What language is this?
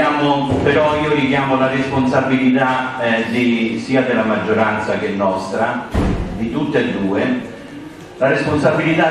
Italian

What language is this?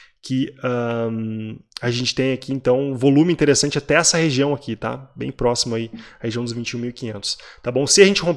Portuguese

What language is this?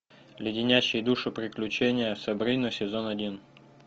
Russian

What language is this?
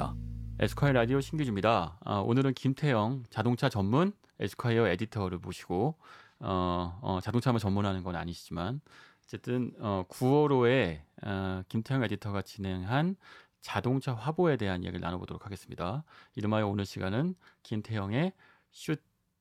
Korean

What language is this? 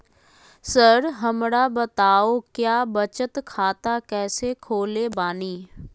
Magahi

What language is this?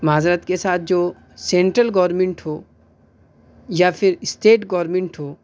Urdu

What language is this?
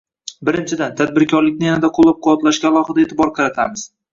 Uzbek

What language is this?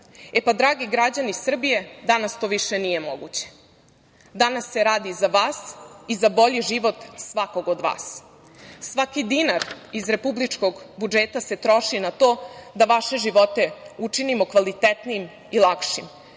Serbian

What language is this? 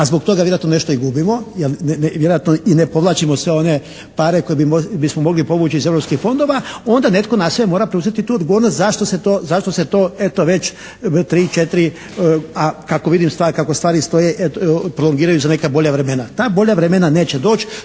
Croatian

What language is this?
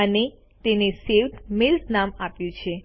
Gujarati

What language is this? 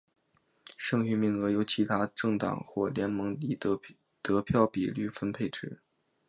Chinese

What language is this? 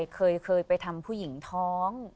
Thai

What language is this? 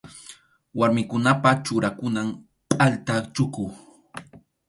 Arequipa-La Unión Quechua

